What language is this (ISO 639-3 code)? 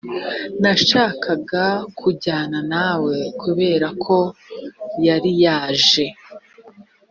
kin